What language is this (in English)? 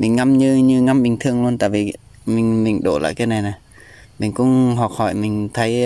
Vietnamese